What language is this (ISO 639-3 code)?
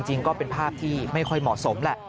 tha